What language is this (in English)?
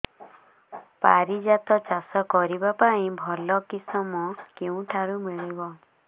Odia